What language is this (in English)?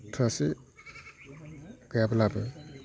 Bodo